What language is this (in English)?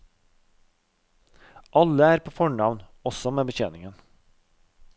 Norwegian